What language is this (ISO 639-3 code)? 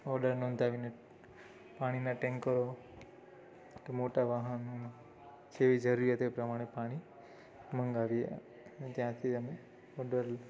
guj